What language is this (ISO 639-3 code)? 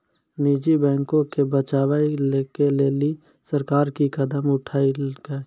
mai